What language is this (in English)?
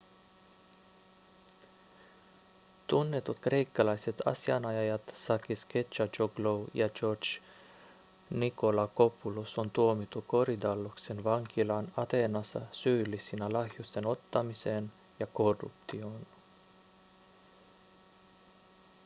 Finnish